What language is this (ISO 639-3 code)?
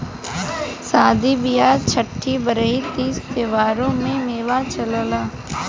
bho